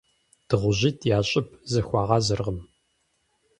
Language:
Kabardian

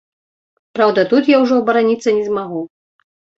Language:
Belarusian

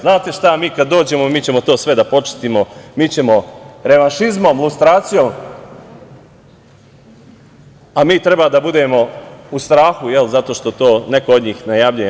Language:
Serbian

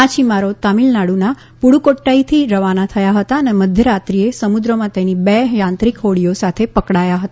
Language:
Gujarati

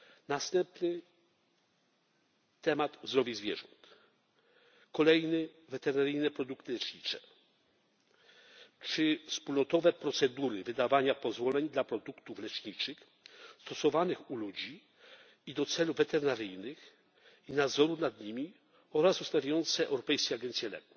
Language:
Polish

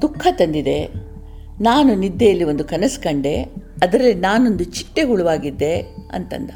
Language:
Kannada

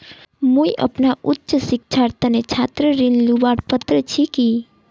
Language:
Magahi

